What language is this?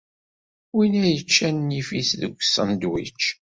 Kabyle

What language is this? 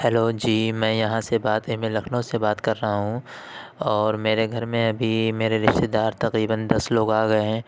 Urdu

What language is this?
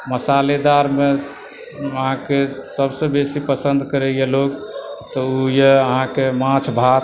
Maithili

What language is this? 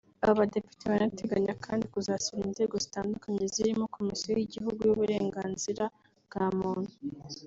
Kinyarwanda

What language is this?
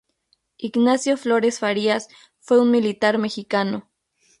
Spanish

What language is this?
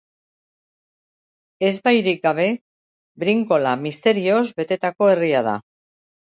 Basque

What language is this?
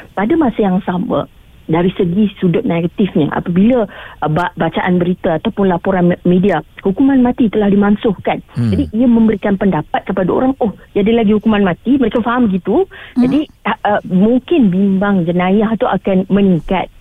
Malay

